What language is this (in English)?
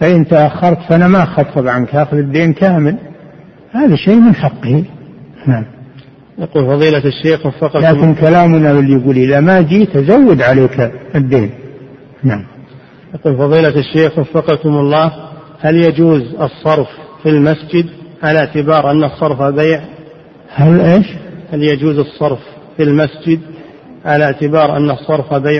Arabic